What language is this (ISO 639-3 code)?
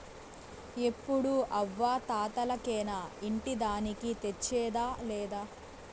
tel